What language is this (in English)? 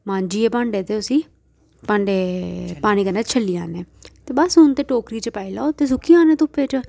Dogri